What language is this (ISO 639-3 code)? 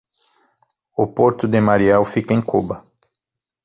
por